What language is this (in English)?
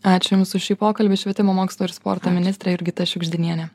Lithuanian